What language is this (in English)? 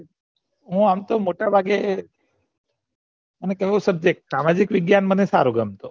Gujarati